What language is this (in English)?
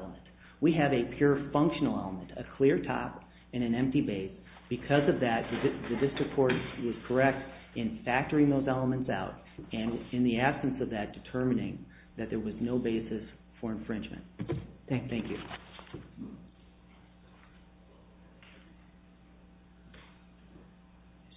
English